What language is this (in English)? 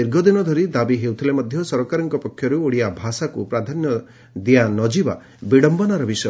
Odia